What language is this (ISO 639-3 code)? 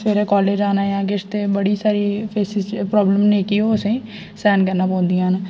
doi